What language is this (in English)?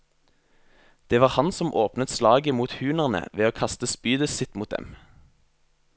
Norwegian